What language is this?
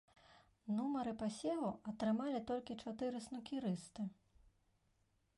Belarusian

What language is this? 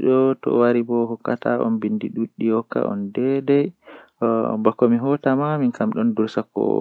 Western Niger Fulfulde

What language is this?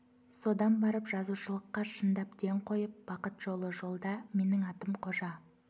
Kazakh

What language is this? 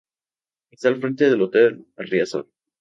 Spanish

